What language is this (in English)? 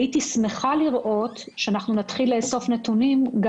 Hebrew